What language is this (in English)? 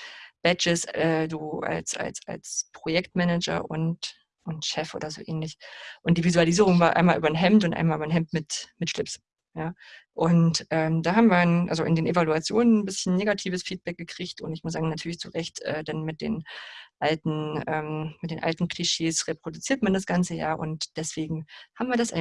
German